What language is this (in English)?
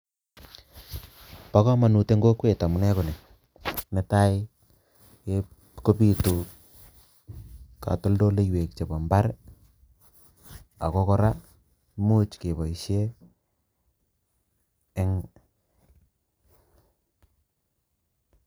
Kalenjin